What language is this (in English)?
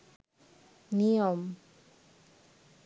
Bangla